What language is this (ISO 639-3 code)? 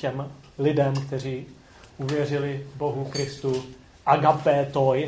ces